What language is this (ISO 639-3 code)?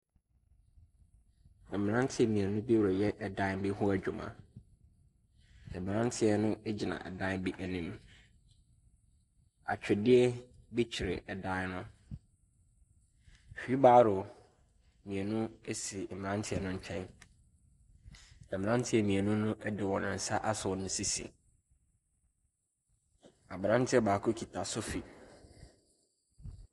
aka